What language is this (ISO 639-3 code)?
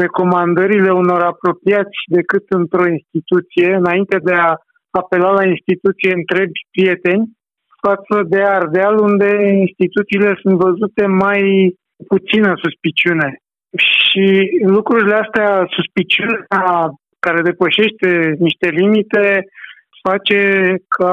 ron